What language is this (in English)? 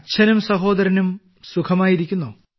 Malayalam